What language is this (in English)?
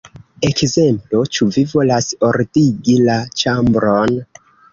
Esperanto